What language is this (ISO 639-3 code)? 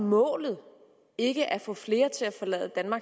dan